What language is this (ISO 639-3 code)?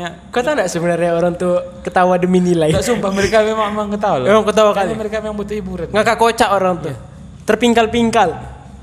ind